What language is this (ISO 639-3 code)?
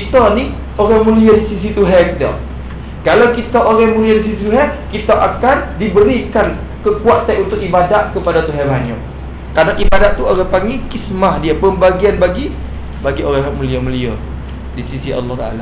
msa